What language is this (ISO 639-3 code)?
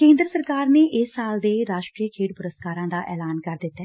pan